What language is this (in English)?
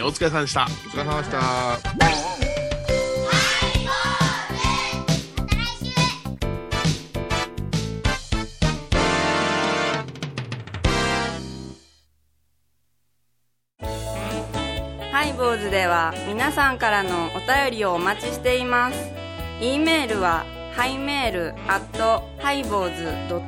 Japanese